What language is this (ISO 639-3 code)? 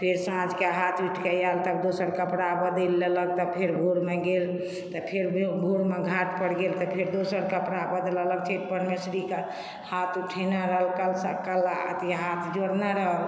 mai